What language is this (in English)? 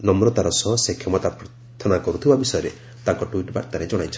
Odia